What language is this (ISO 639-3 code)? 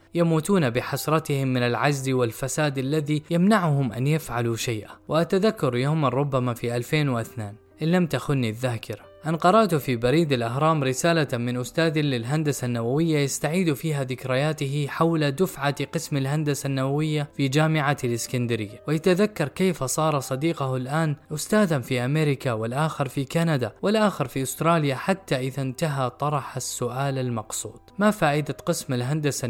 ara